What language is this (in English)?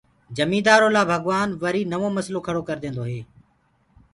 Gurgula